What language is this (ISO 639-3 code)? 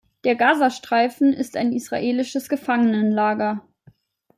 deu